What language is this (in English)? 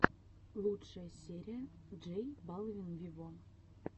Russian